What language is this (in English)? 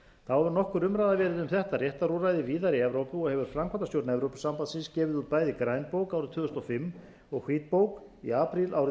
Icelandic